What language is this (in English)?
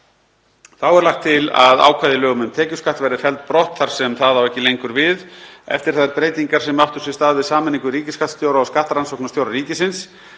Icelandic